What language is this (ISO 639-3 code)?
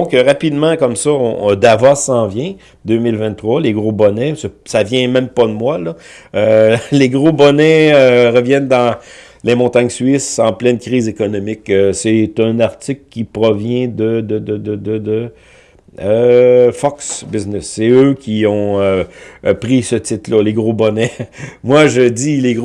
fra